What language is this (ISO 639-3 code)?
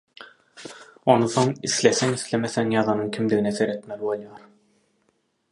tuk